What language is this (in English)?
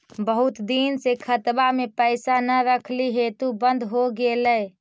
Magahi